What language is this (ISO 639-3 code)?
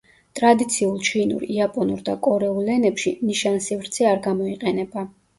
kat